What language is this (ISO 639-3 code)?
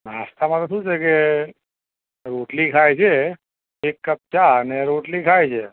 guj